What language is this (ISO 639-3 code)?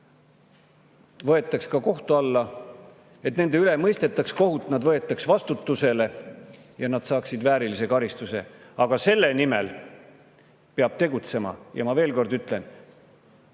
est